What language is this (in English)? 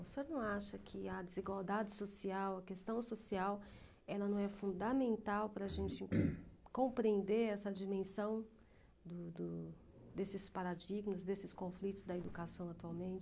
Portuguese